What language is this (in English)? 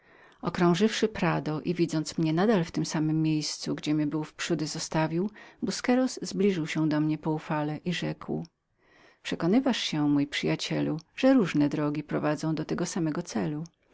Polish